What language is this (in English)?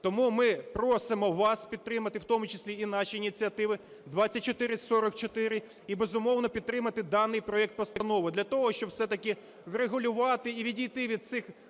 Ukrainian